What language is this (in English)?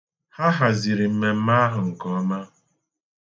Igbo